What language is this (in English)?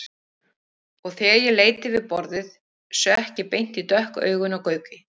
Icelandic